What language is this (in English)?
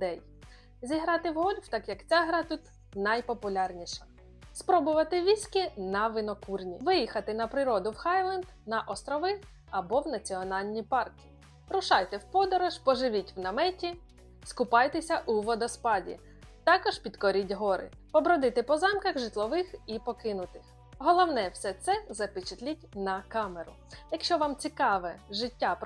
Ukrainian